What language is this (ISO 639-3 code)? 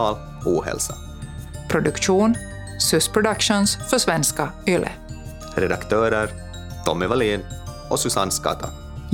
swe